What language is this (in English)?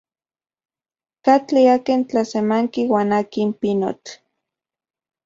Central Puebla Nahuatl